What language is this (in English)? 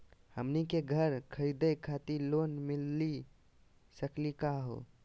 Magahi